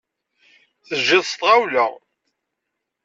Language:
Kabyle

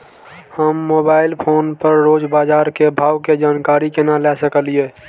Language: Maithili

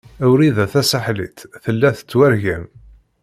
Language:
Kabyle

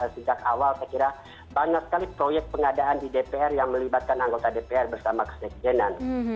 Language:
Indonesian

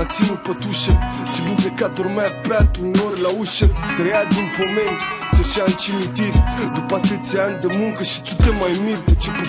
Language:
Romanian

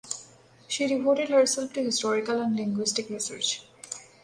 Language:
English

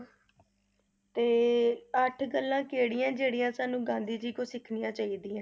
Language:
Punjabi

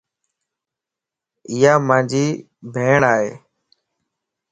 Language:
Lasi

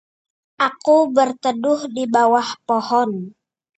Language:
Indonesian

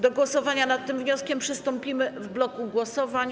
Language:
Polish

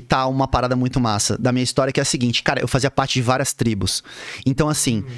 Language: Portuguese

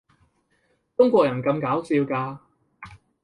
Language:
Cantonese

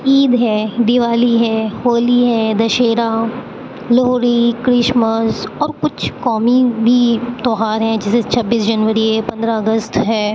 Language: Urdu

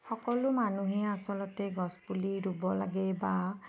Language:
Assamese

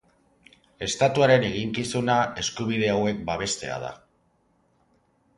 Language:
Basque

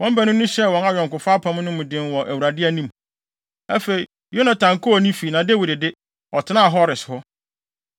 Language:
Akan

